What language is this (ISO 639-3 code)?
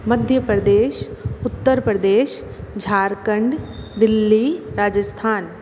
hin